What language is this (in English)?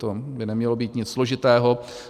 Czech